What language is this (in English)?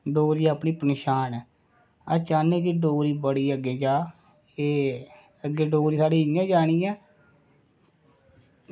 Dogri